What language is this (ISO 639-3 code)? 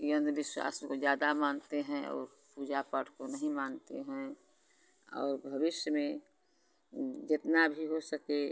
hin